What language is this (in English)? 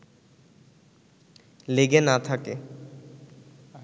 Bangla